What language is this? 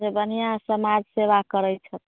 Maithili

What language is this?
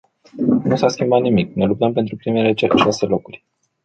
Romanian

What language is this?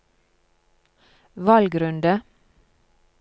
Norwegian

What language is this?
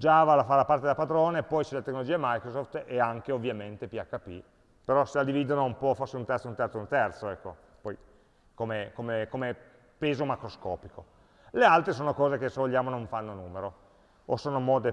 Italian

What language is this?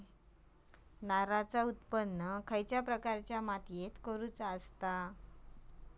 Marathi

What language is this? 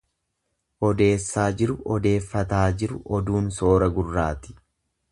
Oromo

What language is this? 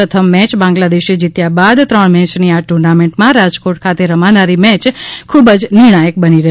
Gujarati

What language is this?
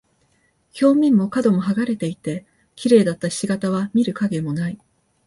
Japanese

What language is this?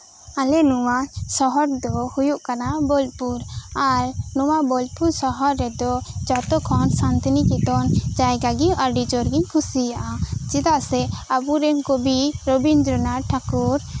Santali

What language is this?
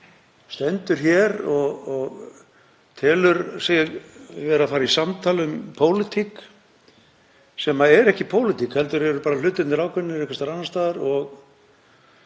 Icelandic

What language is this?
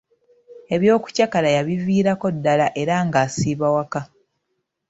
Ganda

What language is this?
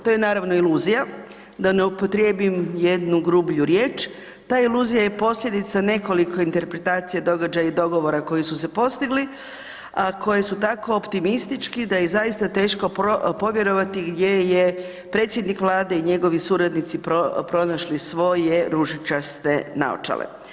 Croatian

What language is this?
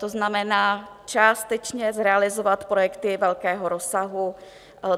Czech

